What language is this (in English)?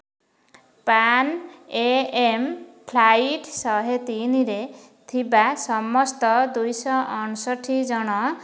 Odia